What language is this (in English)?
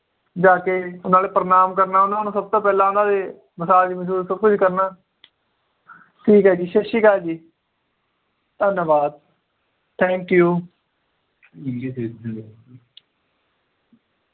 Punjabi